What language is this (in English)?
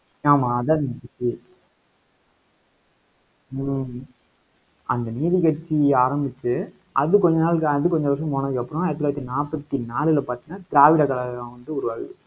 Tamil